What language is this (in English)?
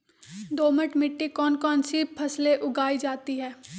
Magahi